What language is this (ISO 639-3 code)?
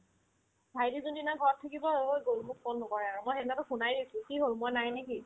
asm